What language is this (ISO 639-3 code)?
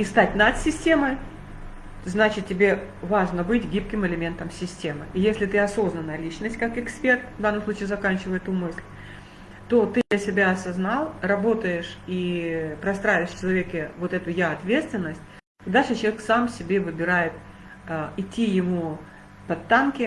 rus